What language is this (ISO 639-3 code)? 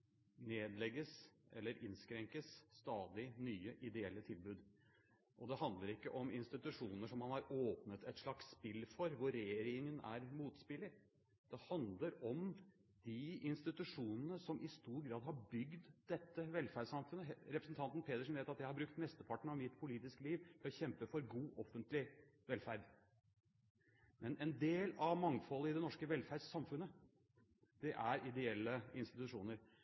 nob